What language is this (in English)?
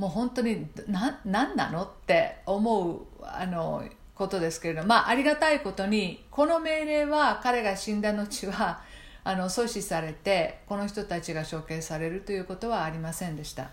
Japanese